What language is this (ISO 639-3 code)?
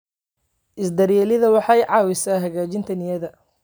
som